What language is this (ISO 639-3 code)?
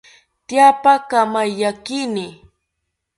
cpy